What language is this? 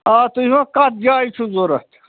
Kashmiri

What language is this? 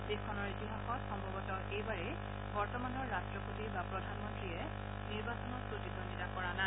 Assamese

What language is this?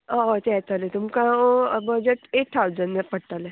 Konkani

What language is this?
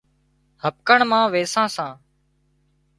Wadiyara Koli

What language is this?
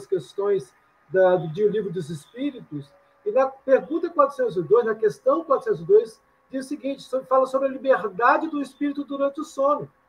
Portuguese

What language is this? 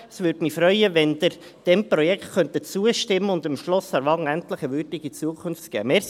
Swiss German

